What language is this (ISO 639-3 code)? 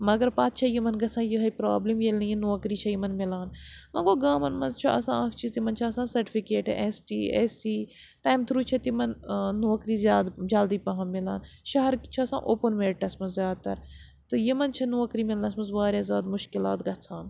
kas